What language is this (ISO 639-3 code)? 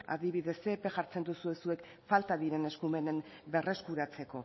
eus